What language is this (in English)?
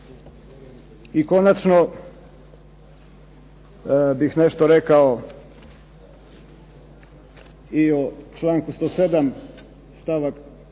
Croatian